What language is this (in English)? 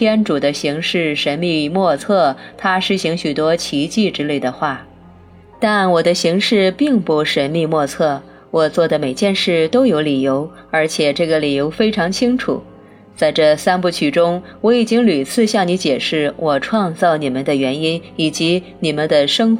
Chinese